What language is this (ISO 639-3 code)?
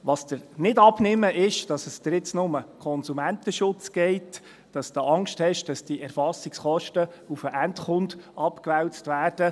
gsw